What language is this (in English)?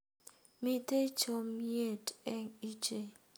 Kalenjin